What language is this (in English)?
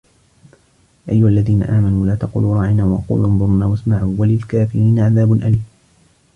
Arabic